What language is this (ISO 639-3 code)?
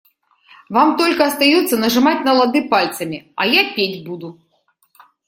rus